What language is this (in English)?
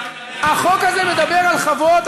Hebrew